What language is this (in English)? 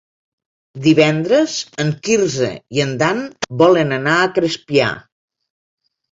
Catalan